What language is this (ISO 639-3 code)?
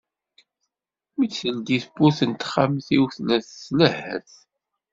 kab